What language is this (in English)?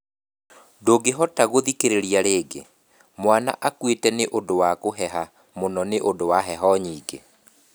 Kikuyu